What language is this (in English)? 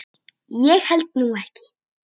Icelandic